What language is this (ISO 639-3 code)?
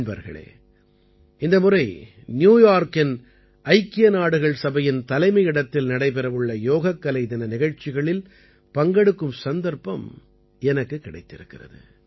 tam